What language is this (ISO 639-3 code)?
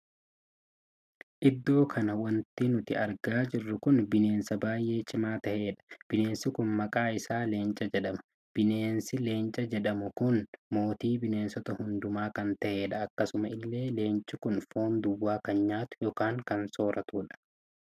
orm